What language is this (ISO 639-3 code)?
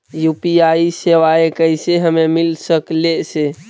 mag